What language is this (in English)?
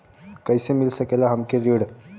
Bhojpuri